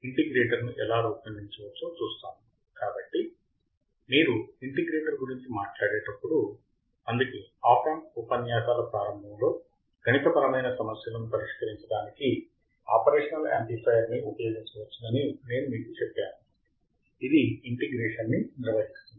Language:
Telugu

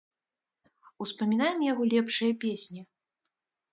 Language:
Belarusian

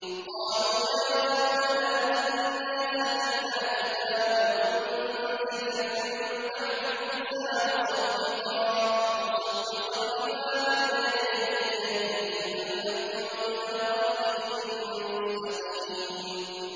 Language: Arabic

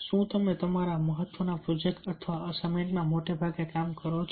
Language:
Gujarati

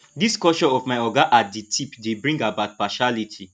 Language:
Nigerian Pidgin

